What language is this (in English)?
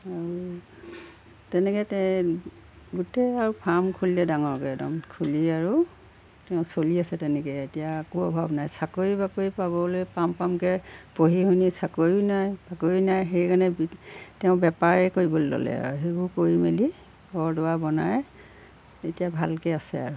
Assamese